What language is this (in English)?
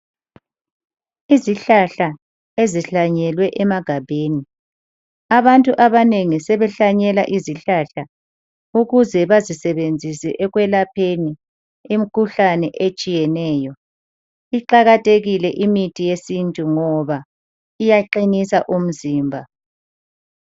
North Ndebele